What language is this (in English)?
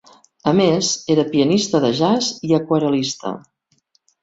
Catalan